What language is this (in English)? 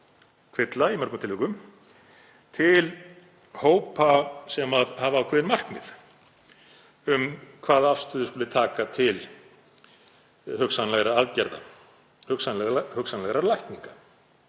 Icelandic